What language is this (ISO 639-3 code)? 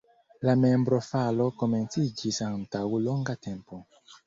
epo